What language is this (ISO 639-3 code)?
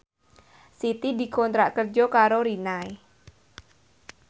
jav